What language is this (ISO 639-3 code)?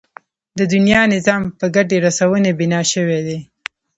pus